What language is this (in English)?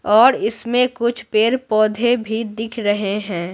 Hindi